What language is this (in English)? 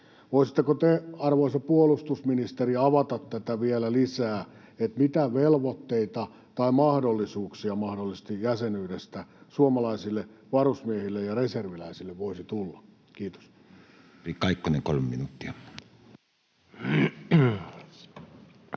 Finnish